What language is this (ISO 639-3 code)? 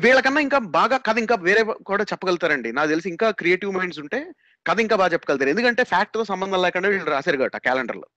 tel